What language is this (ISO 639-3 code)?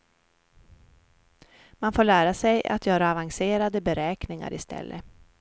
swe